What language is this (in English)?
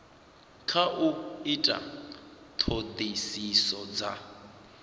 Venda